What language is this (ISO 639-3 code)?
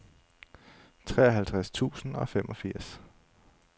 dan